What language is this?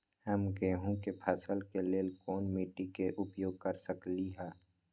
Magahi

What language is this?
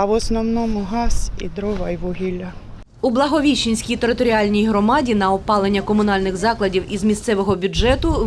Ukrainian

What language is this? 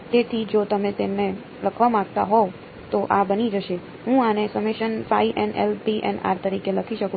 Gujarati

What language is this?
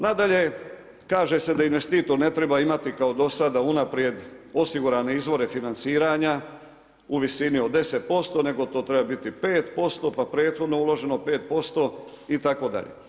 Croatian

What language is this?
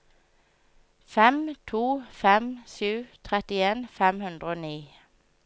Norwegian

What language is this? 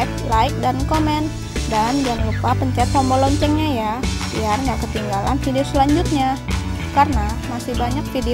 Indonesian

